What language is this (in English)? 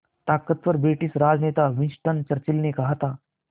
Hindi